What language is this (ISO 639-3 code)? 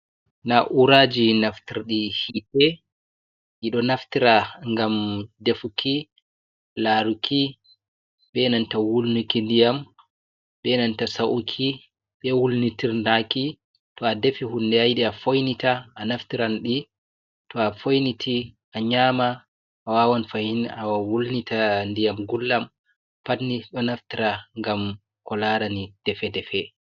ful